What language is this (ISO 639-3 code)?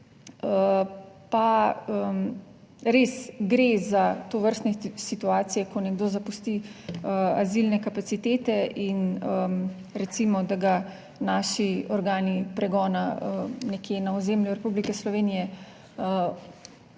slv